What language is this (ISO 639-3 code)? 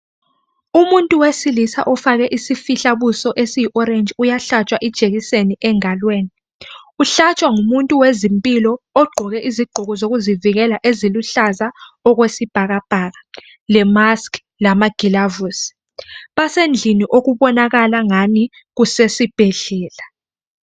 nde